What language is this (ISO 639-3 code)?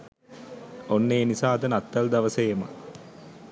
sin